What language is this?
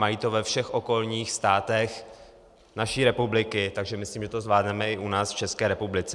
Czech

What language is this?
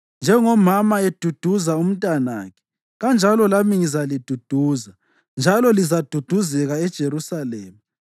North Ndebele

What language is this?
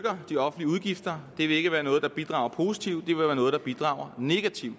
Danish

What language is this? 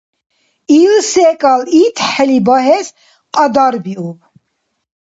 Dargwa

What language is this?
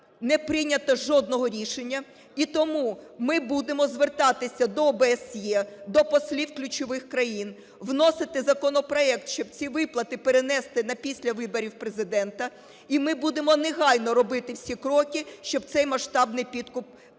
Ukrainian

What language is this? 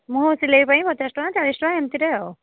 Odia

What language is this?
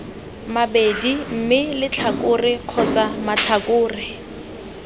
Tswana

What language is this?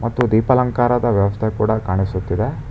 Kannada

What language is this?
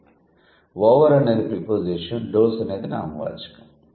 Telugu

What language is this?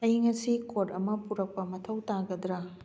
Manipuri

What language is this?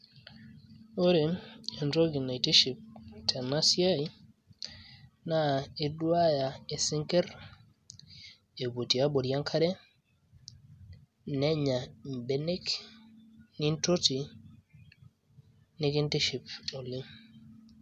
Masai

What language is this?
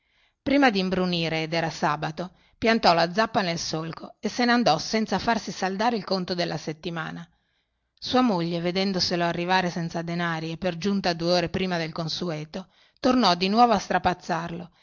Italian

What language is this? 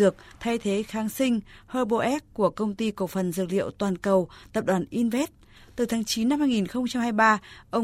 Vietnamese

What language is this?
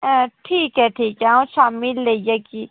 Dogri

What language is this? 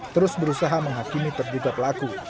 Indonesian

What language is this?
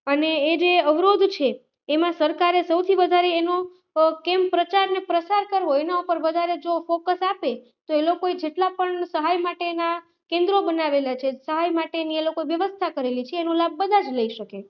Gujarati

